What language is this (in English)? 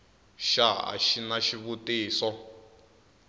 Tsonga